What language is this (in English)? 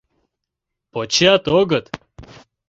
Mari